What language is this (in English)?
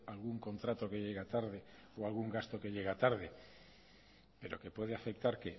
Spanish